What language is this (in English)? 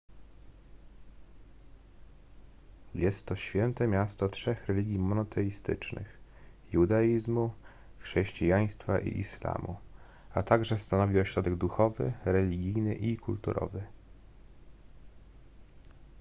Polish